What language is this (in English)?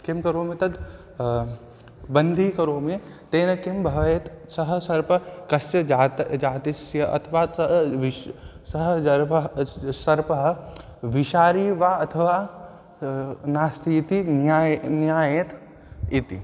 Sanskrit